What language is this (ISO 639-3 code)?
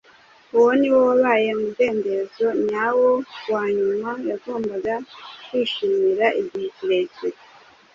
kin